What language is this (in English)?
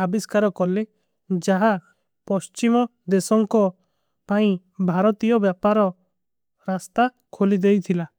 Kui (India)